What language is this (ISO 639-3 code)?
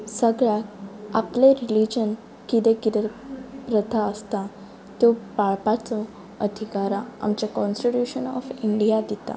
kok